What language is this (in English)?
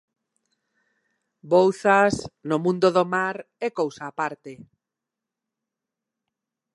Galician